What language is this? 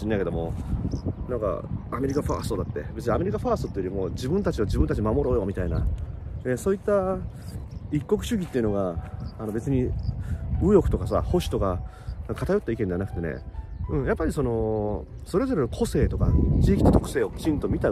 Japanese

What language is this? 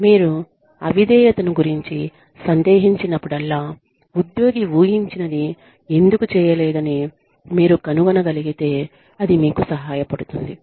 Telugu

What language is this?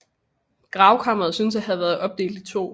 Danish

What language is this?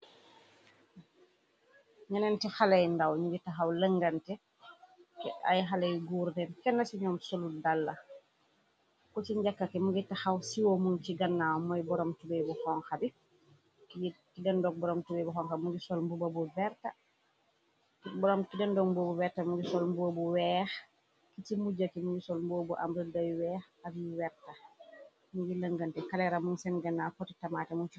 Wolof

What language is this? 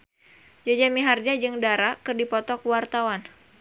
Sundanese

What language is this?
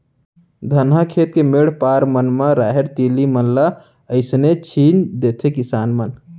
Chhattisgarhi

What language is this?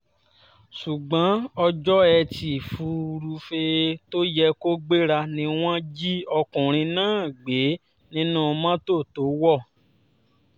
Yoruba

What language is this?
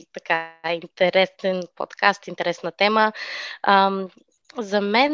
Bulgarian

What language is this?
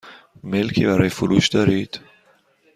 Persian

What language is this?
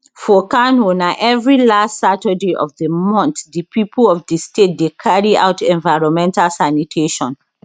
Nigerian Pidgin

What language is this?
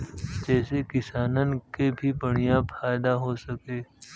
Bhojpuri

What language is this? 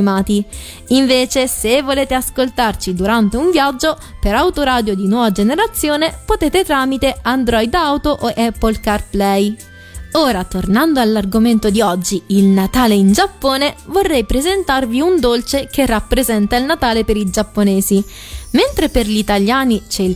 Italian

